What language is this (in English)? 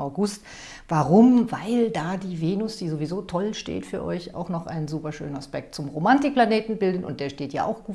German